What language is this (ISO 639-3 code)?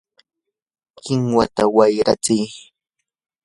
qur